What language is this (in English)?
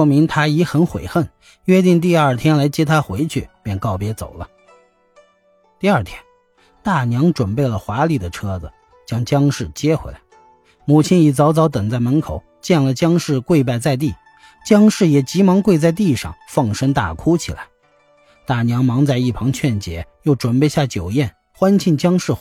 Chinese